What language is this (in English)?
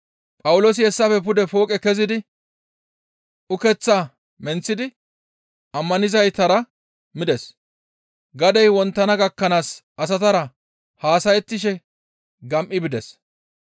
Gamo